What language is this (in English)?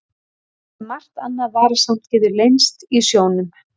Icelandic